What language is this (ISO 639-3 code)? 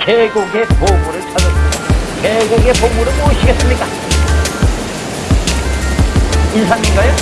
kor